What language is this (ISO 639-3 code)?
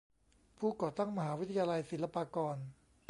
tha